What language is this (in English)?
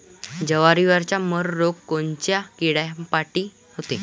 Marathi